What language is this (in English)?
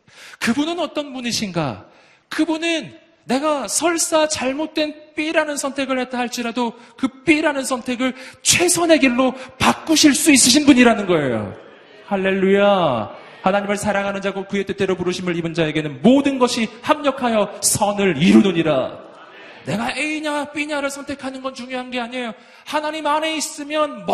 Korean